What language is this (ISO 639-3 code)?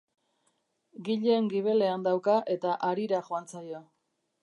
eus